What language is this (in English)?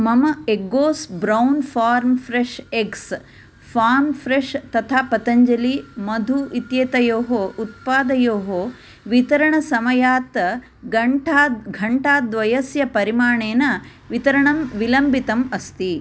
Sanskrit